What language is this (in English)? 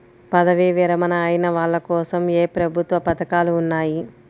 Telugu